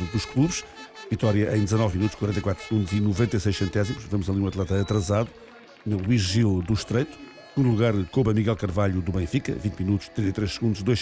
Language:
Portuguese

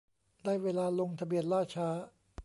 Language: Thai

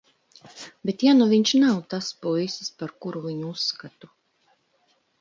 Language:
Latvian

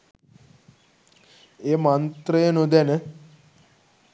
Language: Sinhala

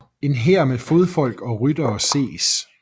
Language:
Danish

